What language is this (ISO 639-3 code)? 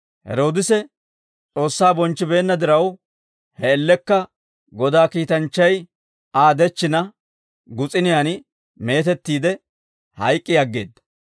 dwr